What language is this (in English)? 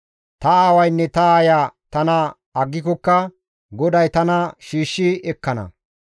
Gamo